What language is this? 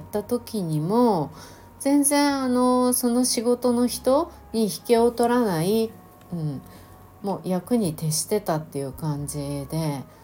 Japanese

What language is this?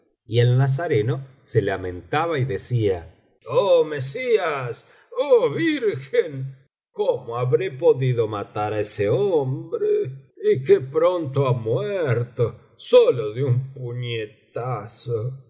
Spanish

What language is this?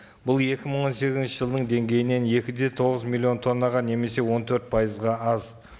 Kazakh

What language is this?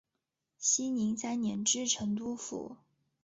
Chinese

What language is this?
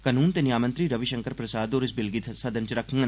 Dogri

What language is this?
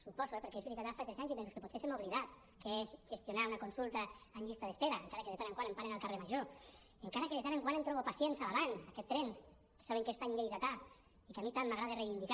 Catalan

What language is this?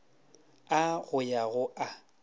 Northern Sotho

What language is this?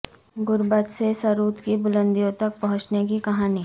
Urdu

